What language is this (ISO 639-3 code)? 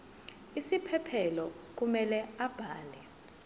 zul